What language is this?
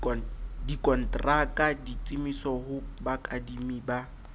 Southern Sotho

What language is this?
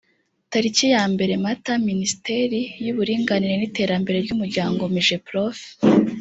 Kinyarwanda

